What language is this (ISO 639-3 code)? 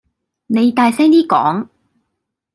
yue